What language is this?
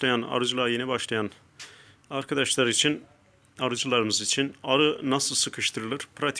Turkish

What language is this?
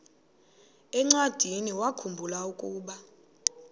Xhosa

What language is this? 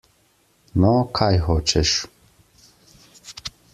Slovenian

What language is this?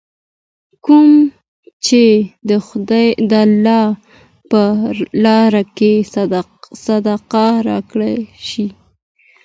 Pashto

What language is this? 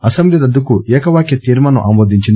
Telugu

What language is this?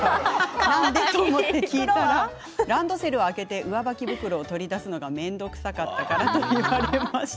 Japanese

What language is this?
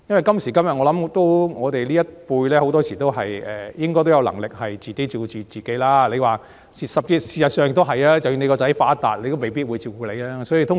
Cantonese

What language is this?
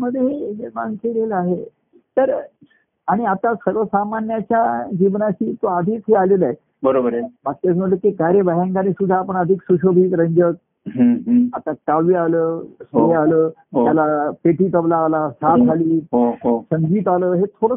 Marathi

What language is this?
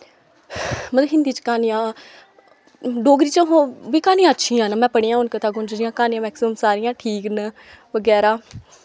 Dogri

